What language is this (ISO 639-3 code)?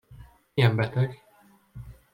hun